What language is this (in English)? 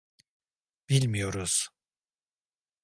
Turkish